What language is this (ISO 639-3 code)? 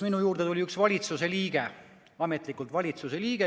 est